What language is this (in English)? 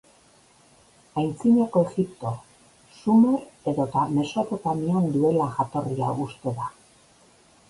Basque